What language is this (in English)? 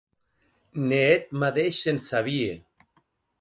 Occitan